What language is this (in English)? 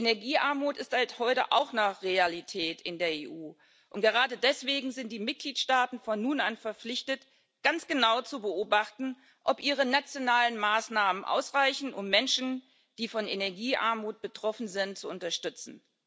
German